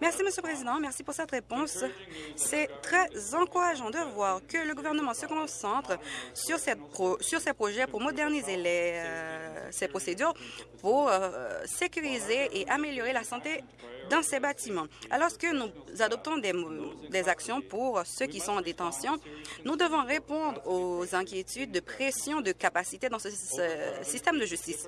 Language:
French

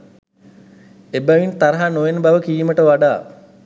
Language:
Sinhala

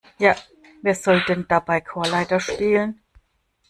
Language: German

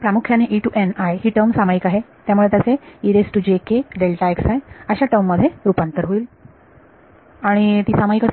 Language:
Marathi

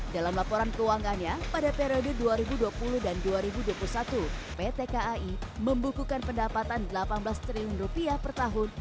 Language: Indonesian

